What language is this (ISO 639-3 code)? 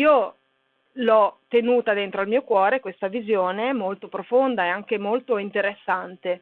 ita